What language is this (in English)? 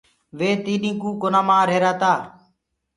Gurgula